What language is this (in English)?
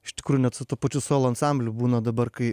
Lithuanian